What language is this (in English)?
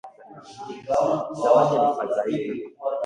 Swahili